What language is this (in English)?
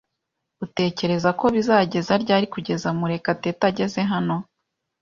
Kinyarwanda